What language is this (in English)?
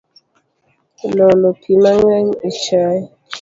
Luo (Kenya and Tanzania)